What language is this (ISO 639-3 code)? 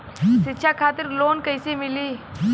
bho